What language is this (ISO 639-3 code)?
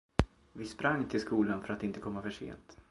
swe